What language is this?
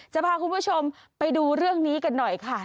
Thai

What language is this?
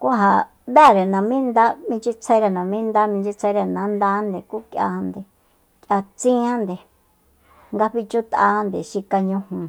Soyaltepec Mazatec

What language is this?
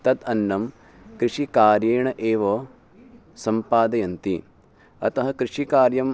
Sanskrit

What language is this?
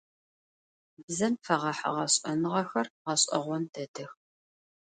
Adyghe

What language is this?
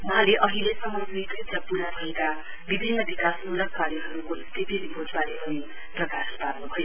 Nepali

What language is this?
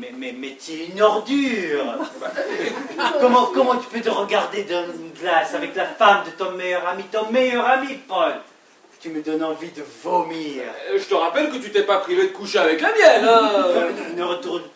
French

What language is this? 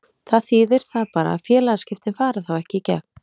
Icelandic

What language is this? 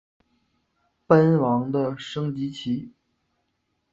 Chinese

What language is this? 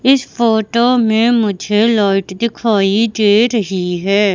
Hindi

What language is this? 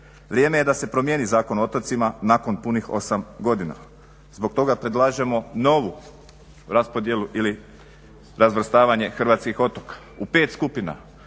Croatian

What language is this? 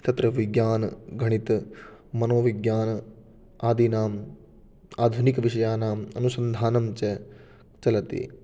Sanskrit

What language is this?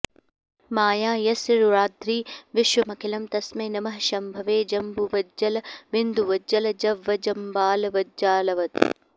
Sanskrit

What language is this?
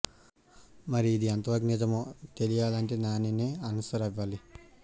Telugu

